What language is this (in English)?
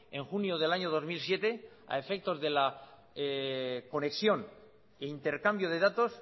Spanish